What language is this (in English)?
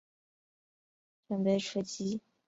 Chinese